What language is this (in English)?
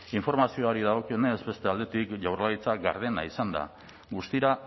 Basque